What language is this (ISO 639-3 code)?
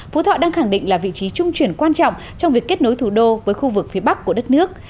vie